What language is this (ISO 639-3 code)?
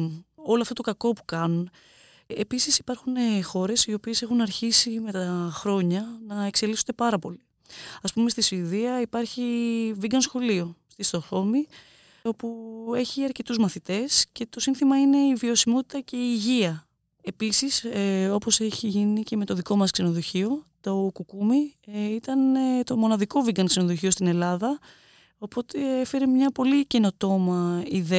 ell